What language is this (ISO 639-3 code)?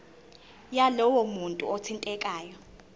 zul